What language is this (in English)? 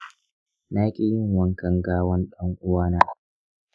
Hausa